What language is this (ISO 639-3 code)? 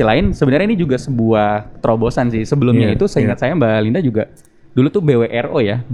ind